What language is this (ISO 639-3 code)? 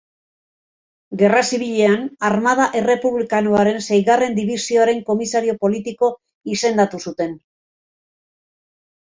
eus